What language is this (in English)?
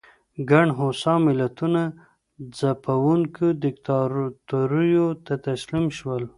Pashto